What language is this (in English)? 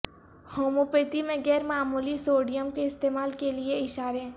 Urdu